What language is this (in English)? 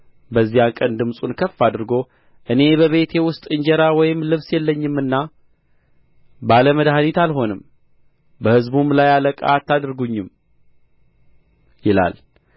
Amharic